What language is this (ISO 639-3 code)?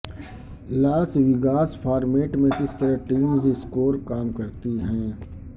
urd